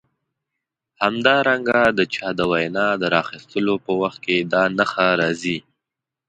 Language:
Pashto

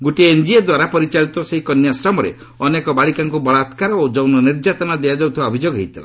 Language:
Odia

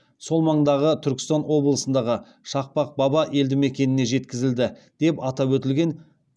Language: Kazakh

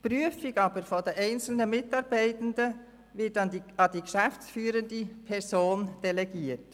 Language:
Swiss German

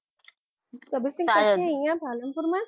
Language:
Gujarati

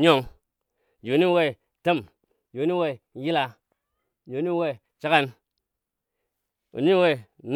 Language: Dadiya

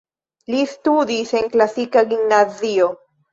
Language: Esperanto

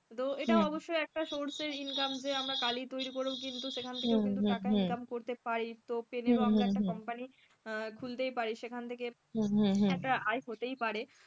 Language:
Bangla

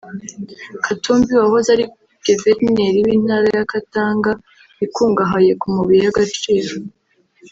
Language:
Kinyarwanda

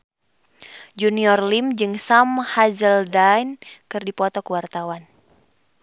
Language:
Sundanese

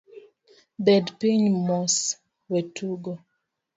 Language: Luo (Kenya and Tanzania)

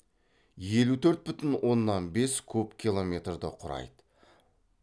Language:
Kazakh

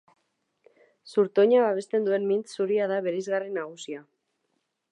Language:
Basque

